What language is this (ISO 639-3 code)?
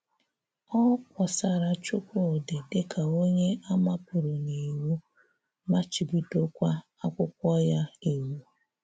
ibo